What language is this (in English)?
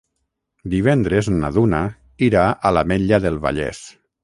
Catalan